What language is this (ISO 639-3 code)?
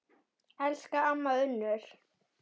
isl